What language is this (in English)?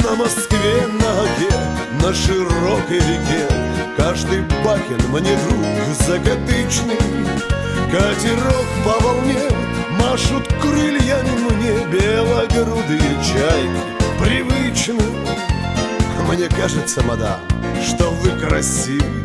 Russian